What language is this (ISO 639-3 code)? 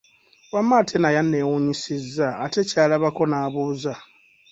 lug